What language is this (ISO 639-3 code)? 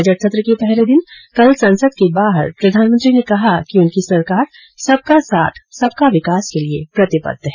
hin